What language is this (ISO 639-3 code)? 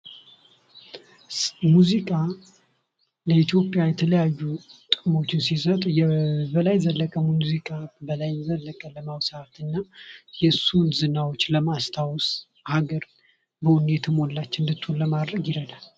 amh